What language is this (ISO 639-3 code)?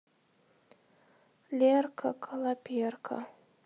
rus